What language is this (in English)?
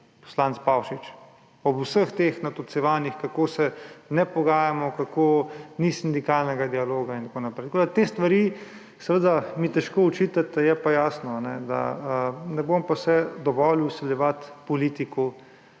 Slovenian